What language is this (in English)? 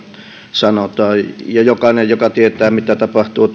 Finnish